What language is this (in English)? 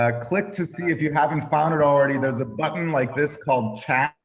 English